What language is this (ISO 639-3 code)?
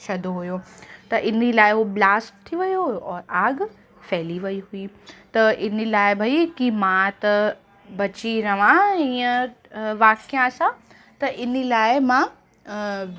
snd